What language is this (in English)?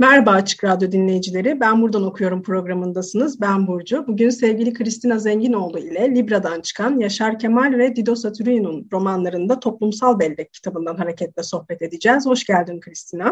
Turkish